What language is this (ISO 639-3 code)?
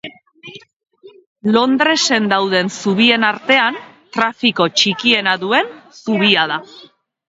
eus